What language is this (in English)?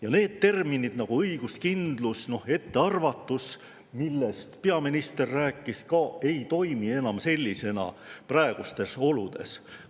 Estonian